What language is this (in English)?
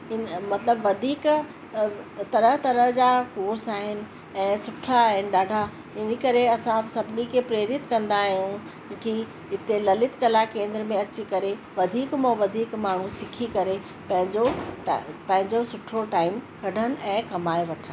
Sindhi